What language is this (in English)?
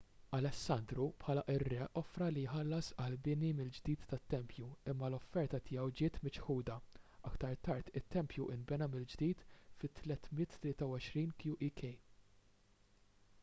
Maltese